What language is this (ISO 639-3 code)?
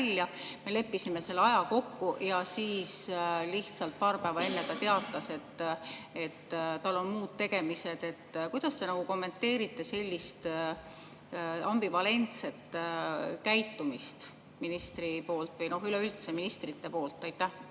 est